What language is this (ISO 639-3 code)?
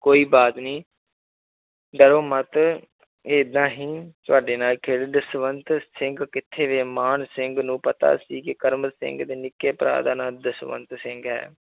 pan